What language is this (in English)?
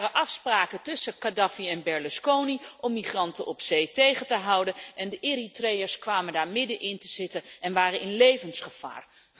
Dutch